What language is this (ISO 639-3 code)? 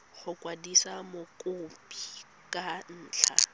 tsn